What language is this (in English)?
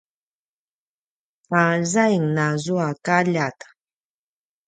Paiwan